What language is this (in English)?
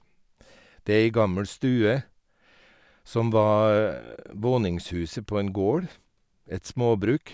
Norwegian